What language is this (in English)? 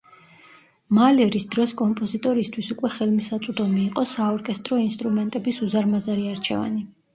Georgian